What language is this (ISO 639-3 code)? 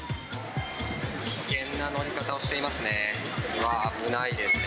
jpn